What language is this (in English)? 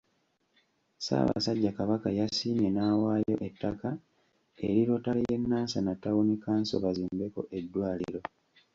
Ganda